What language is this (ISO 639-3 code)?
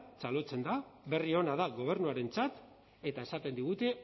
eus